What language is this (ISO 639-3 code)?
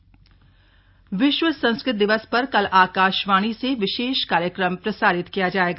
hin